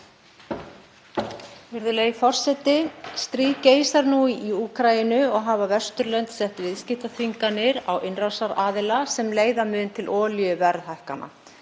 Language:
Icelandic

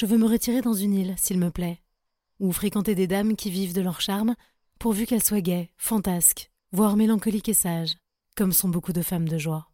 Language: French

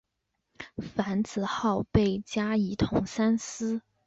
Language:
Chinese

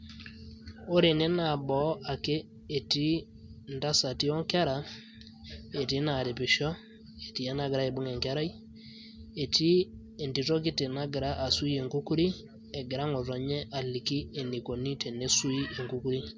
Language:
Masai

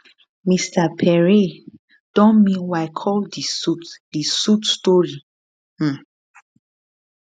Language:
Nigerian Pidgin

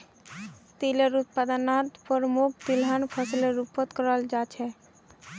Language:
Magahi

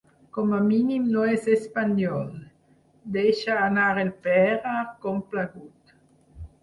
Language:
Catalan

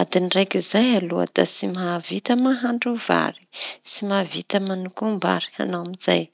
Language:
Tanosy Malagasy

